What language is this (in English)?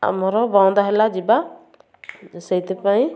Odia